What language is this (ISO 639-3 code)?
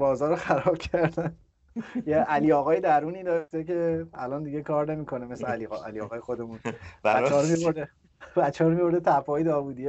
fas